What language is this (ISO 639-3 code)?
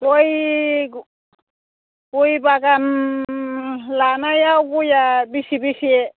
brx